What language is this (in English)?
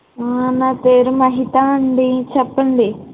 Telugu